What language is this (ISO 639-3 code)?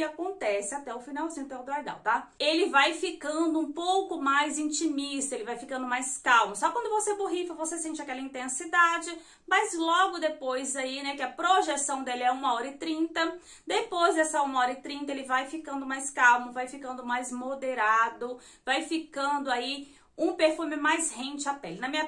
por